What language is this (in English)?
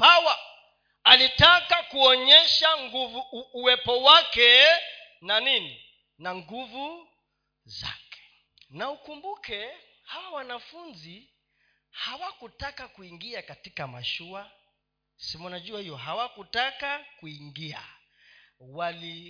Swahili